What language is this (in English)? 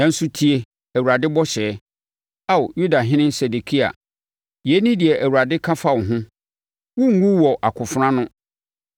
Akan